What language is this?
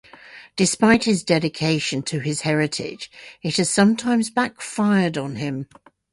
English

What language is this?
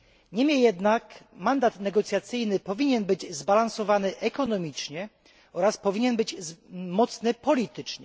Polish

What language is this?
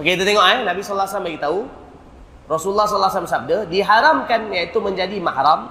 Malay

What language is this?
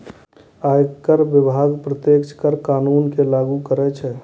Maithili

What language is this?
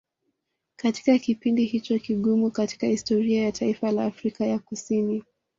Swahili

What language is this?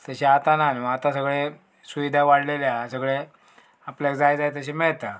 Konkani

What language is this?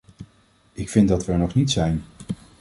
Dutch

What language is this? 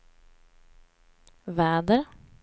Swedish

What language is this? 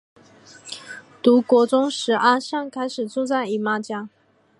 Chinese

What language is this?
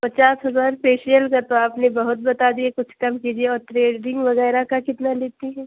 Urdu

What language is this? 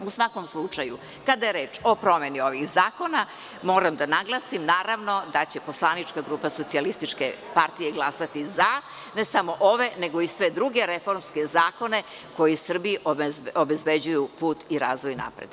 Serbian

